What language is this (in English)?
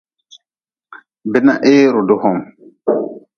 Nawdm